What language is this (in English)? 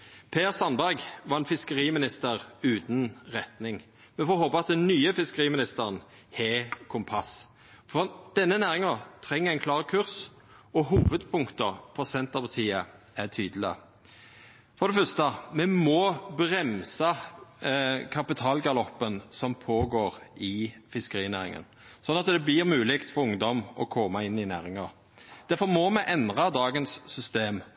Norwegian Nynorsk